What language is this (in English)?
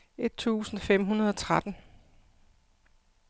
Danish